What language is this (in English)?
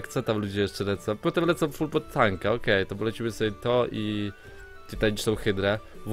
Polish